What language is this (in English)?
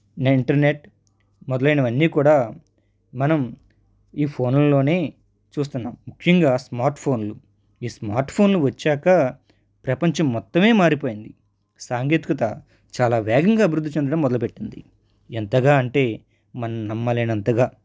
Telugu